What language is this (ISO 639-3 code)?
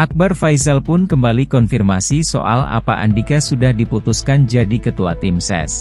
ind